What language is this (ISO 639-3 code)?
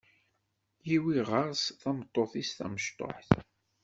kab